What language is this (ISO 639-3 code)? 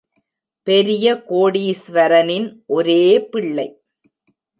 tam